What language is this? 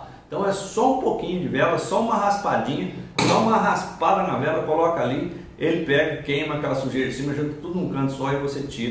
Portuguese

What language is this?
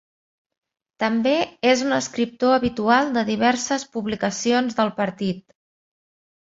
Catalan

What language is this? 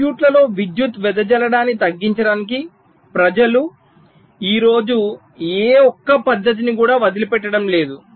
Telugu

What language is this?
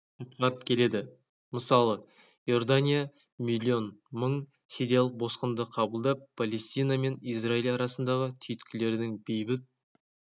Kazakh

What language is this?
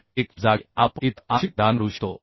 Marathi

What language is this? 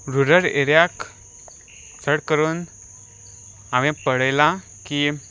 Konkani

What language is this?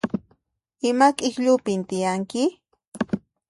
Puno Quechua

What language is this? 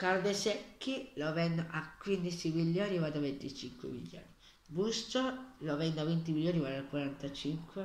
Italian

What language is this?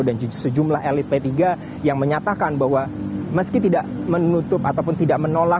Indonesian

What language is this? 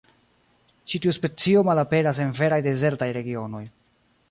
Esperanto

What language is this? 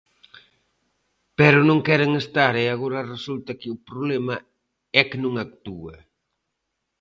Galician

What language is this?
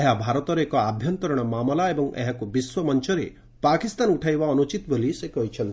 Odia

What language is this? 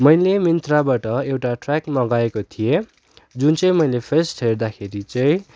Nepali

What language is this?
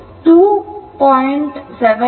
Kannada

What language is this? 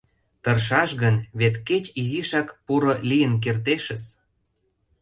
Mari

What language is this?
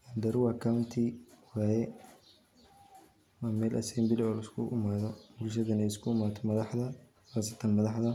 Somali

